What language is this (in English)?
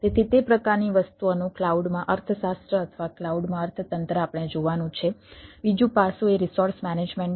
Gujarati